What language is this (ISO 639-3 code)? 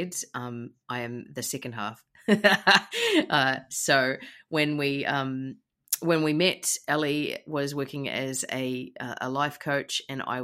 eng